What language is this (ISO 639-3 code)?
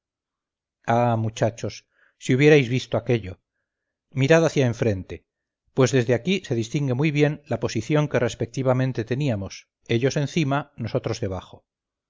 spa